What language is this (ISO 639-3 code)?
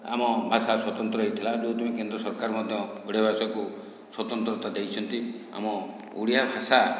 ori